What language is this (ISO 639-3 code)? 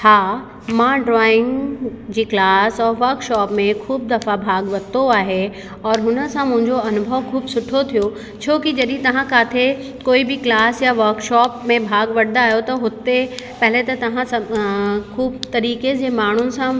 snd